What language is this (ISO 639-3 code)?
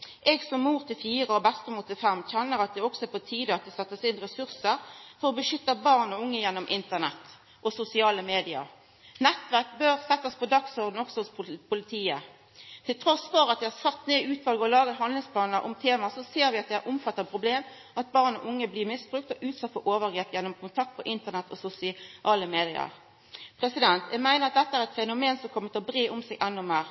nno